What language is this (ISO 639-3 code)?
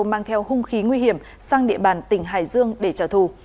vie